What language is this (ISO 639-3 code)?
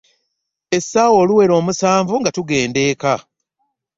lug